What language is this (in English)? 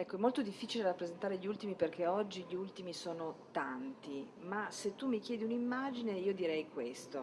Italian